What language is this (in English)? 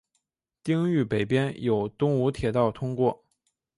Chinese